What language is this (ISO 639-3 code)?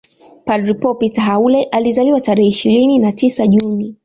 swa